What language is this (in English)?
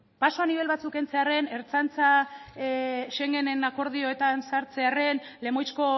Basque